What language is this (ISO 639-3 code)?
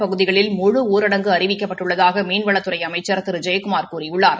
tam